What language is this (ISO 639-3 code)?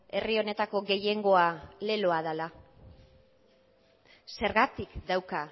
eus